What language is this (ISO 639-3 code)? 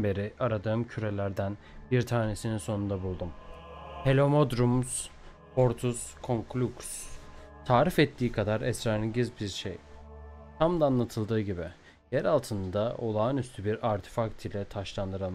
tur